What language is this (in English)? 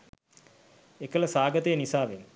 Sinhala